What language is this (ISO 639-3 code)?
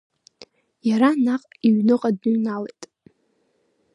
abk